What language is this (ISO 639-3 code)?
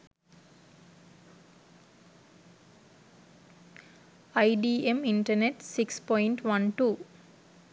sin